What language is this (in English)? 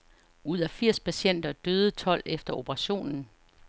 Danish